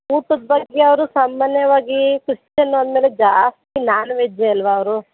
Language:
Kannada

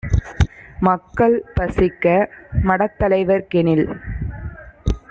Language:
Tamil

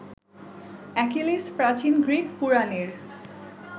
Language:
Bangla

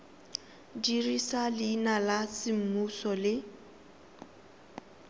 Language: Tswana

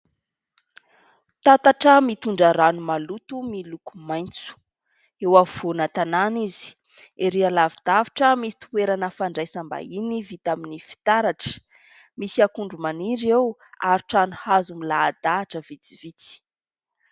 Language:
Malagasy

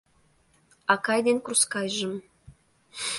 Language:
Mari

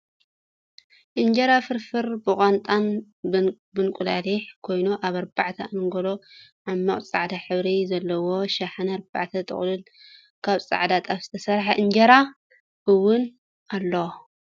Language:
Tigrinya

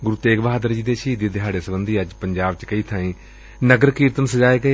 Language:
Punjabi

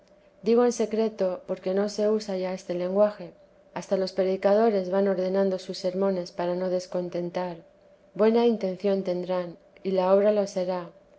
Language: Spanish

